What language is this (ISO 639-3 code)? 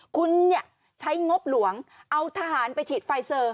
tha